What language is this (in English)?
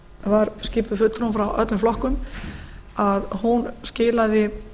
Icelandic